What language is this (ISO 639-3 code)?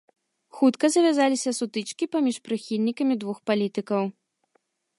bel